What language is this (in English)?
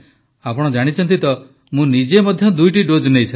Odia